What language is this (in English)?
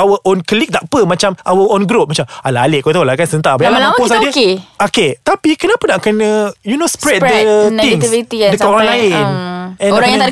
Malay